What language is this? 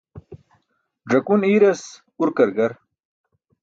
Burushaski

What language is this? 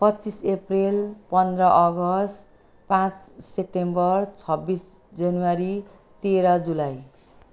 Nepali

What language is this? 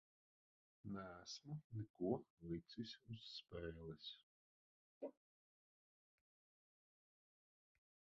Latvian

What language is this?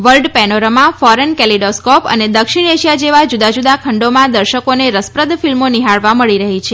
Gujarati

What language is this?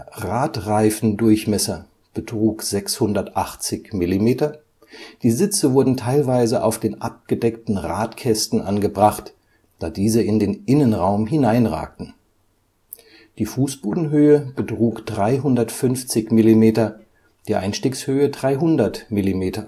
German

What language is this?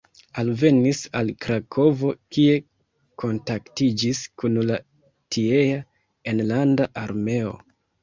Esperanto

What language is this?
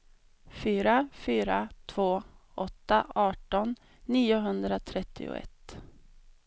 Swedish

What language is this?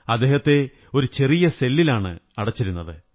Malayalam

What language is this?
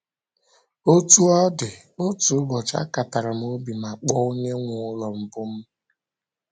Igbo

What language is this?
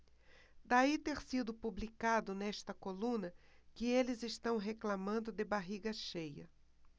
Portuguese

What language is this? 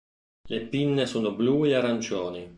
Italian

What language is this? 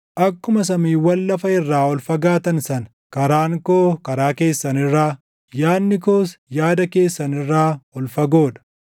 Oromo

